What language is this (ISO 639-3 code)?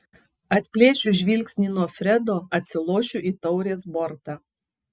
lit